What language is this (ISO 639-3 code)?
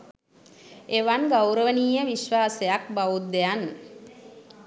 sin